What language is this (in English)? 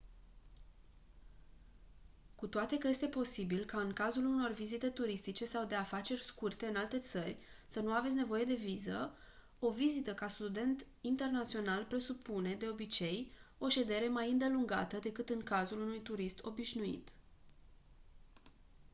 Romanian